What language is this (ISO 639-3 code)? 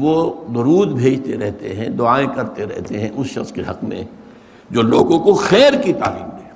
urd